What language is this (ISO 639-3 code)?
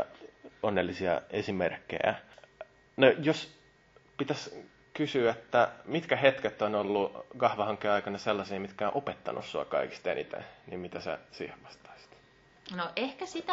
fin